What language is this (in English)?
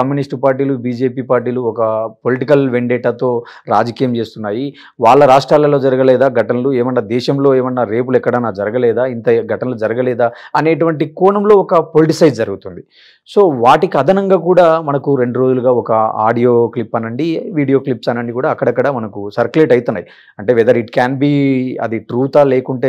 Telugu